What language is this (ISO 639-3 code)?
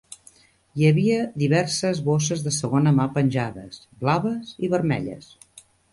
cat